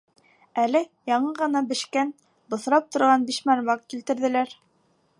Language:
Bashkir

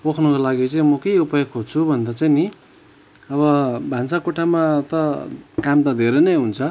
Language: Nepali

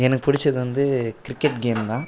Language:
Tamil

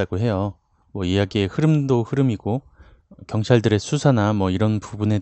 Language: Korean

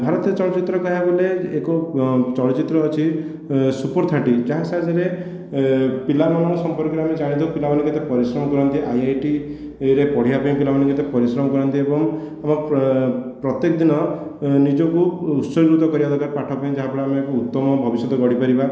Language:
Odia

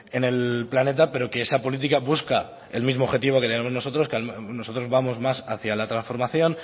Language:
Spanish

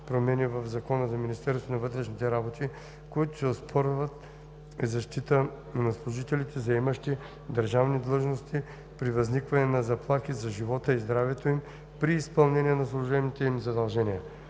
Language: Bulgarian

